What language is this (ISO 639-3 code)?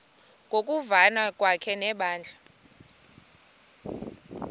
xho